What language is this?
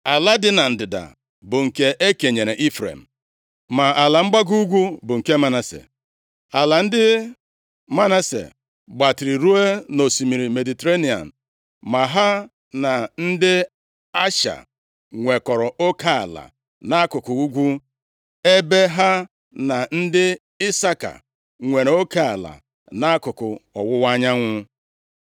Igbo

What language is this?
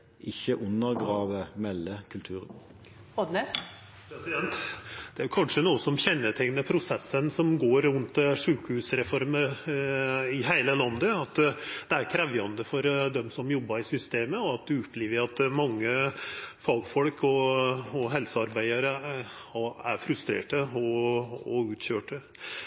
Norwegian Nynorsk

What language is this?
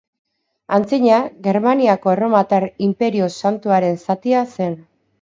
Basque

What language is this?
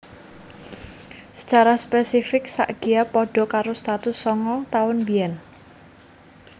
Javanese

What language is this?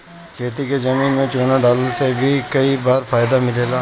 Bhojpuri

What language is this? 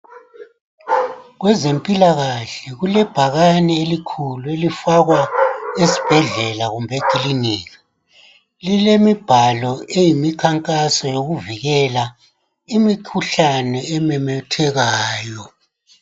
North Ndebele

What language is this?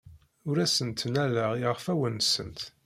Kabyle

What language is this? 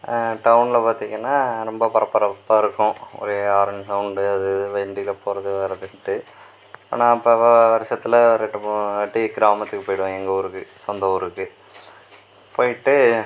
Tamil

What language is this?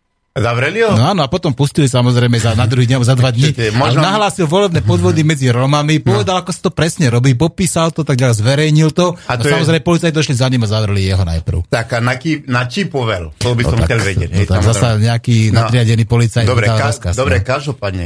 Slovak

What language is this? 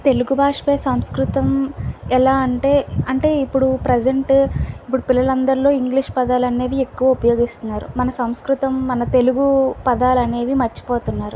Telugu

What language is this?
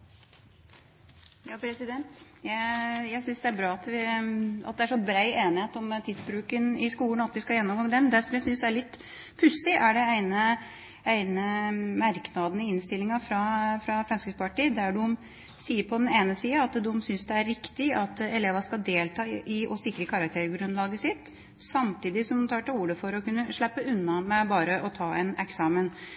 Norwegian Bokmål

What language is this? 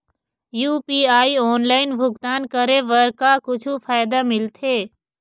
Chhattisgarhi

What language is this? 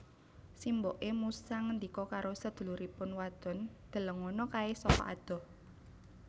Javanese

